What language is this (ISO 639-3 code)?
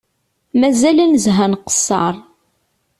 kab